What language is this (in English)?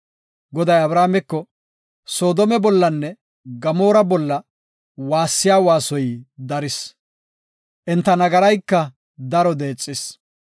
Gofa